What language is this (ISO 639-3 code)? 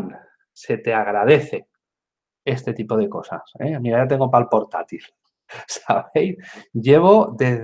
spa